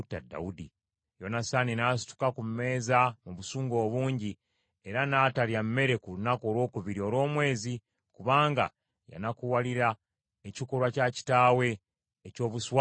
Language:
Ganda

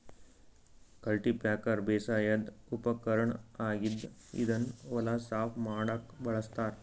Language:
Kannada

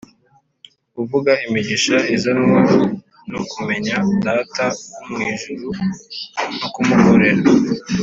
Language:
Kinyarwanda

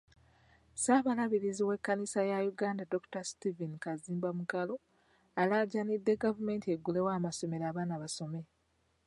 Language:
Ganda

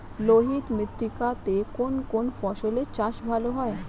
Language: Bangla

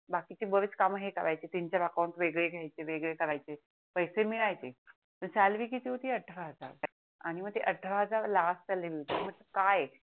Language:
Marathi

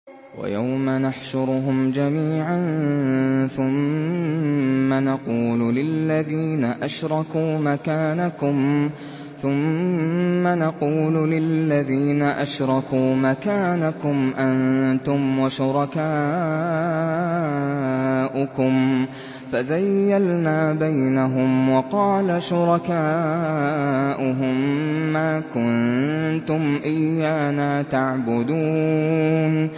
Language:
Arabic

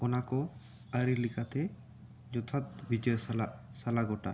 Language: Santali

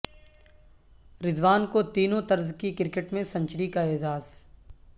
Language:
Urdu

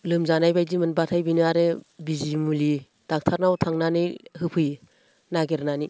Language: Bodo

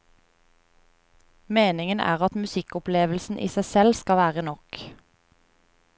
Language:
Norwegian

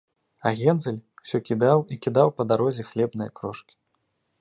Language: Belarusian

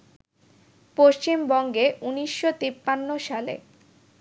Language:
Bangla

